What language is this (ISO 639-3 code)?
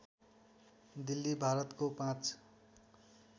nep